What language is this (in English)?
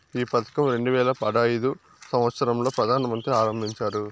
Telugu